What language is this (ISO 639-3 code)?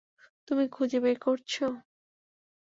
ben